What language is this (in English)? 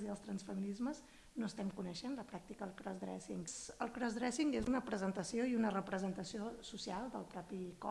Catalan